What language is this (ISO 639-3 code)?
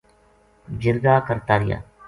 gju